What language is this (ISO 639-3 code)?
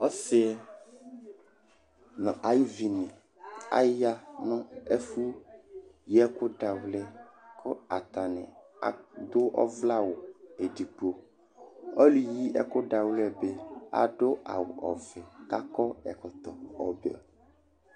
kpo